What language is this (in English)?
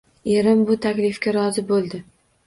Uzbek